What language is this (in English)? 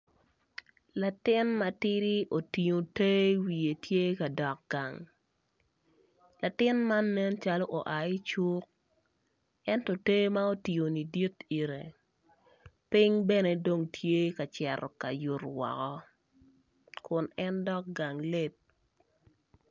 Acoli